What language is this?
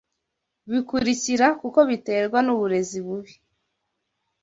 Kinyarwanda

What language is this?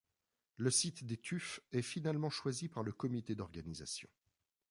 French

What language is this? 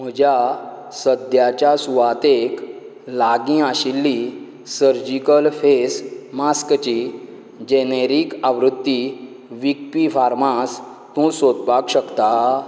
Konkani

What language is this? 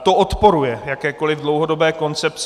Czech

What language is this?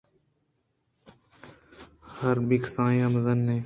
Eastern Balochi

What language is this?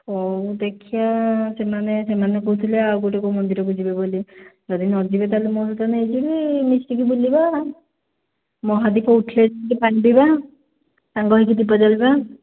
Odia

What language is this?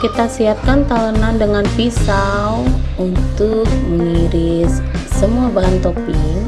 Indonesian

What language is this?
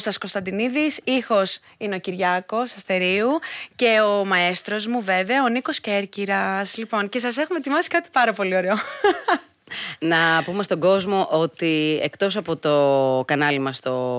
Greek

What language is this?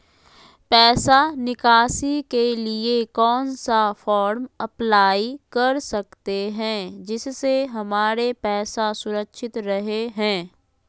Magahi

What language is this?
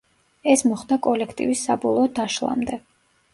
Georgian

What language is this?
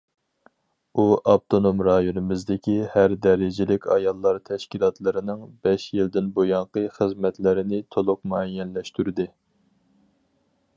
Uyghur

